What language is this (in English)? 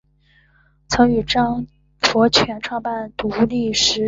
Chinese